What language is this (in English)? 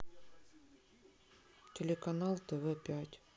Russian